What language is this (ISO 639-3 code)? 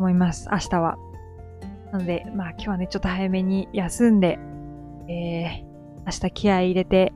jpn